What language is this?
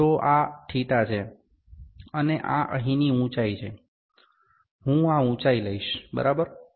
Gujarati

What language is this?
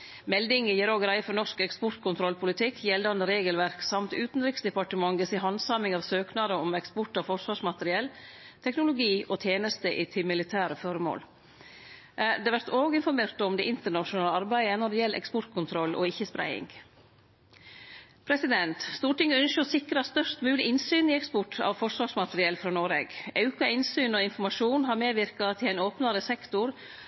Norwegian Nynorsk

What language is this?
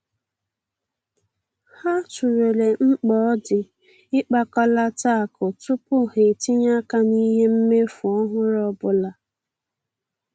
Igbo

